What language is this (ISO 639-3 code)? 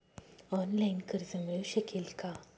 mar